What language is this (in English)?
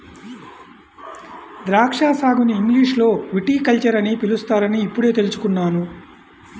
Telugu